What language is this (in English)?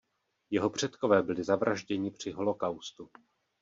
Czech